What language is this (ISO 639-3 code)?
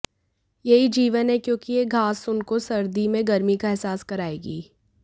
hin